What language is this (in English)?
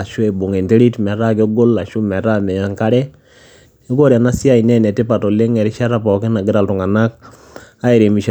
Masai